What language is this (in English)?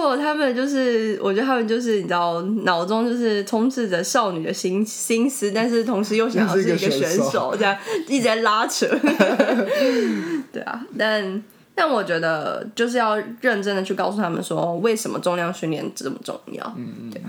Chinese